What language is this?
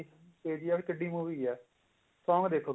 Punjabi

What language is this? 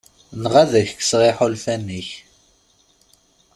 Kabyle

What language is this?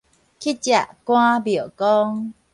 Min Nan Chinese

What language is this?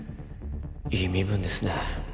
Japanese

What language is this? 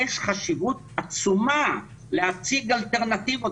Hebrew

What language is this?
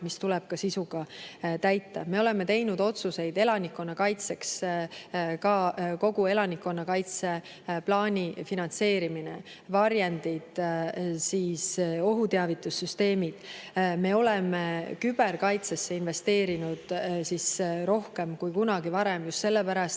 Estonian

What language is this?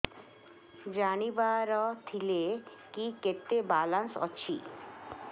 Odia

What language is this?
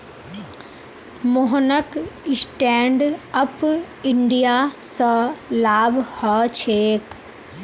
Magahi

